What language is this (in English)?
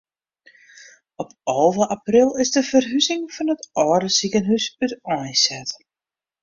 Western Frisian